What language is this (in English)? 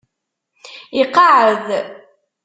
Kabyle